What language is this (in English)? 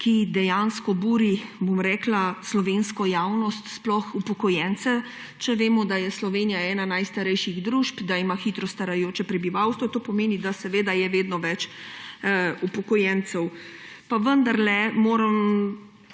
Slovenian